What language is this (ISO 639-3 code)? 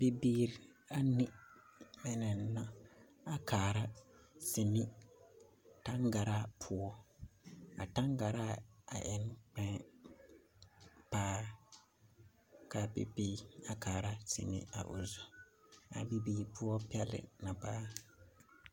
dga